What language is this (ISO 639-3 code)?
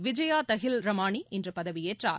tam